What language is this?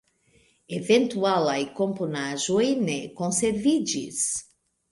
Esperanto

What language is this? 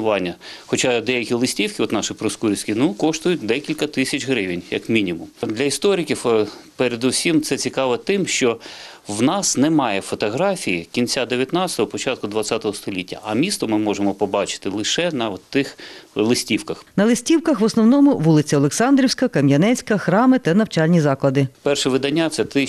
Ukrainian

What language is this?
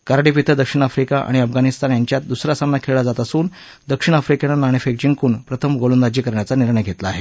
Marathi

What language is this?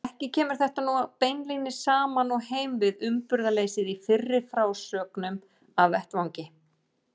Icelandic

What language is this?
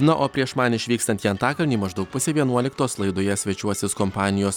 Lithuanian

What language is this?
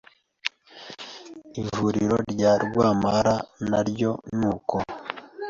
Kinyarwanda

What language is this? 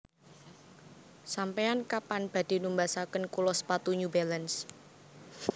Javanese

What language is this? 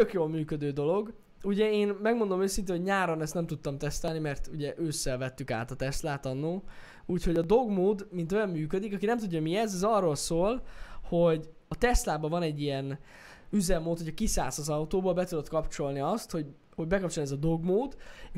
Hungarian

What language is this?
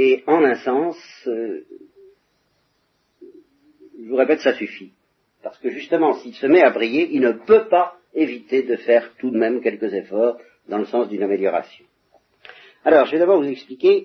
French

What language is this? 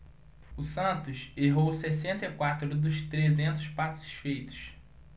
Portuguese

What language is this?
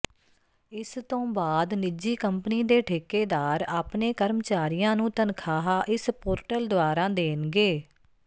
Punjabi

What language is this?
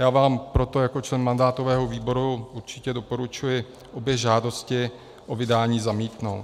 Czech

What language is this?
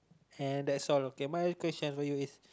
English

